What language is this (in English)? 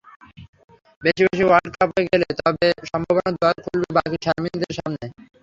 Bangla